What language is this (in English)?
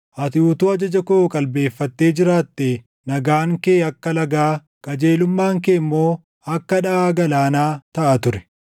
Oromo